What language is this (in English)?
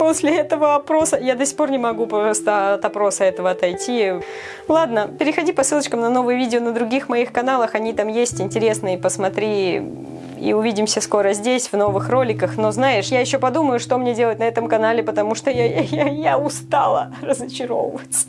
Russian